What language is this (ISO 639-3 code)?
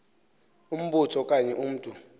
xho